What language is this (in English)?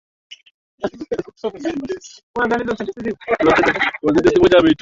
Swahili